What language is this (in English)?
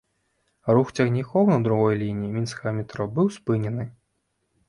Belarusian